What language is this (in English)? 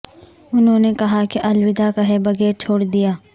Urdu